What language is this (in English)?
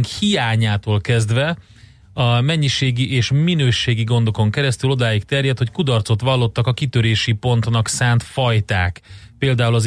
Hungarian